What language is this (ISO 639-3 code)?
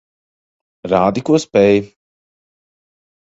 lav